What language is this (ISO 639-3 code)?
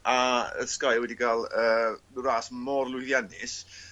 cym